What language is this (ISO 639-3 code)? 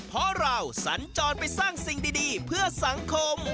tha